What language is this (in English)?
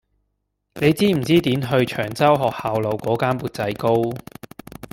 Cantonese